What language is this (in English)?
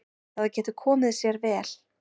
Icelandic